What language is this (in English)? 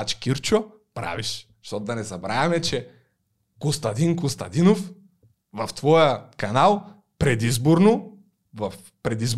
Bulgarian